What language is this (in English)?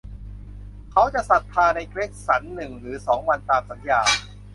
Thai